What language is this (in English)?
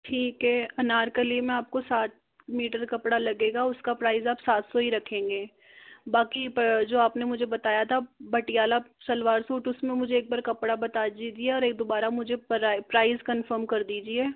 Hindi